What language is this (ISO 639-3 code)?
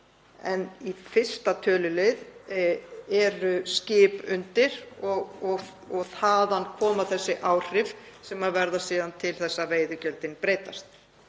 isl